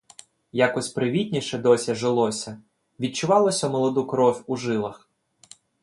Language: Ukrainian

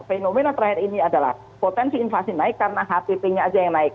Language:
Indonesian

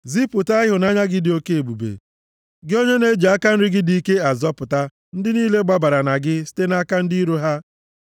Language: Igbo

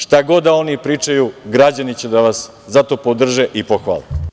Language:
Serbian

